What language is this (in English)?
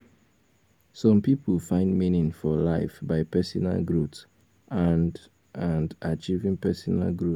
Nigerian Pidgin